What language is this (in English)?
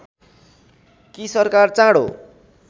Nepali